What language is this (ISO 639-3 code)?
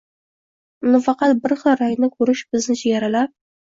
uzb